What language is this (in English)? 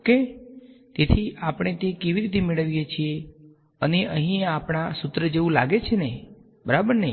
Gujarati